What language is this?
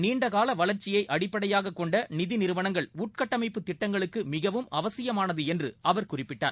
Tamil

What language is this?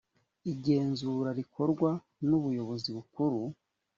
Kinyarwanda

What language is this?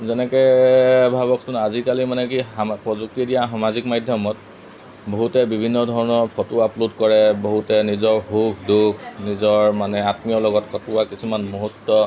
Assamese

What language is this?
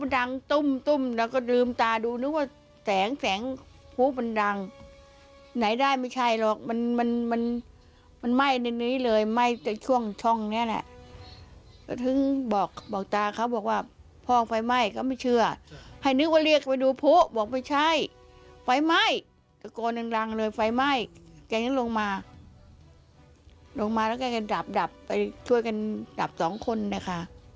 Thai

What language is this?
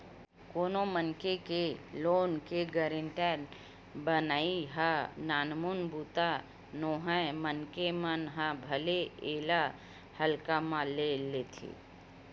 Chhattisgarhi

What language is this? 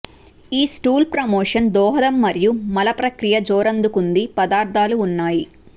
Telugu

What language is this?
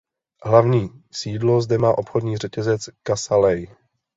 Czech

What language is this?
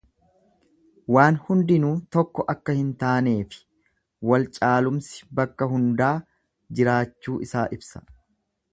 Oromo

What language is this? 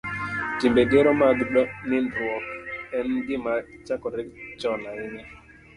Luo (Kenya and Tanzania)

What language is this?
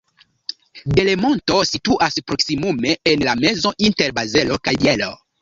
Esperanto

